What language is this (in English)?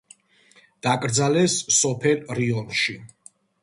Georgian